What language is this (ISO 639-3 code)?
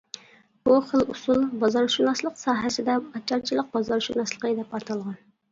uig